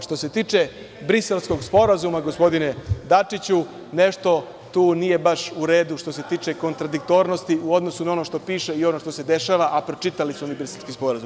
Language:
Serbian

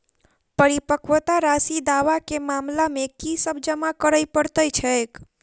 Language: Maithili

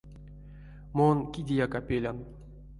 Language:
Erzya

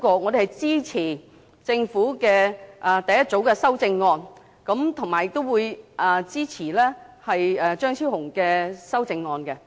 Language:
Cantonese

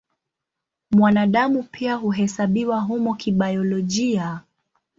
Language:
Swahili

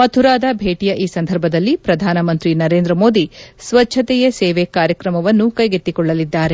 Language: Kannada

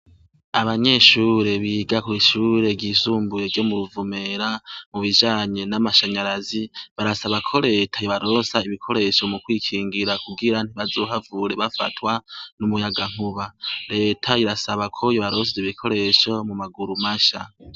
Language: Rundi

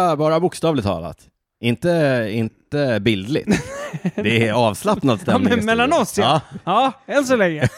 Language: Swedish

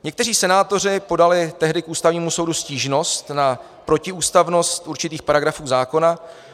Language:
Czech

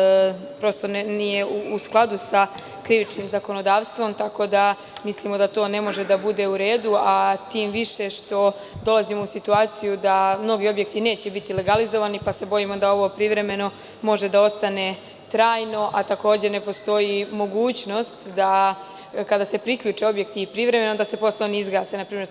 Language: Serbian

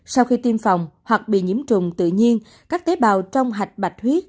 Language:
Vietnamese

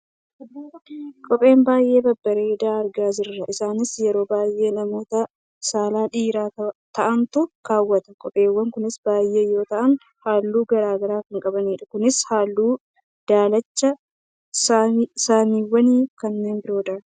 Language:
Oromo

